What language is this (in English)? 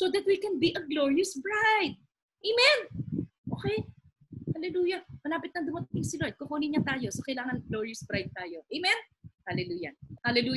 Filipino